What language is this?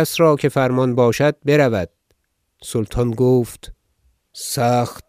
Persian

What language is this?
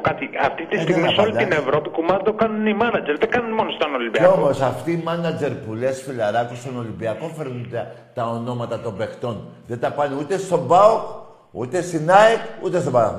Greek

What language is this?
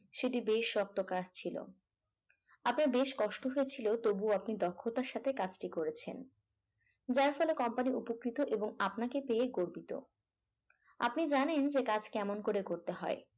Bangla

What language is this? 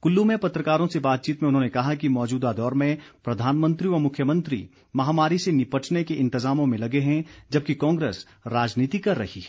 Hindi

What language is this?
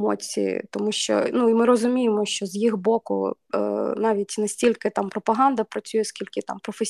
Ukrainian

